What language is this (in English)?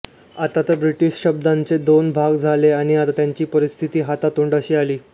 Marathi